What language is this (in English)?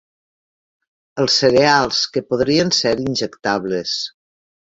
Catalan